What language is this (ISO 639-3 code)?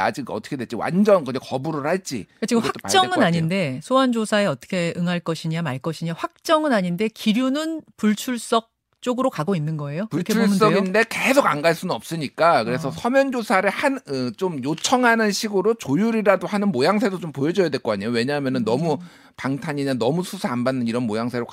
kor